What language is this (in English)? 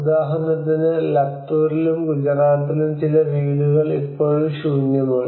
Malayalam